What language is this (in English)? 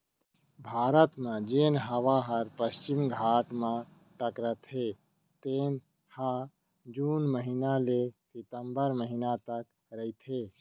Chhattisgarhi